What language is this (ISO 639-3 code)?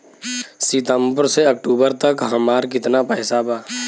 bho